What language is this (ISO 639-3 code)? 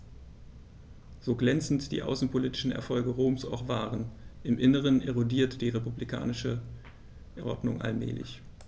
deu